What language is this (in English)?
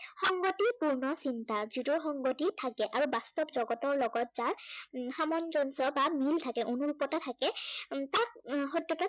Assamese